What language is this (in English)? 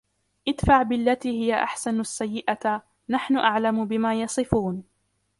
Arabic